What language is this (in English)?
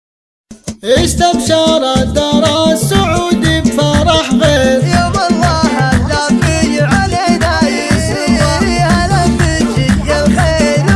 Arabic